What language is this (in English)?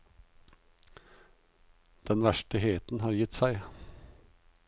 Norwegian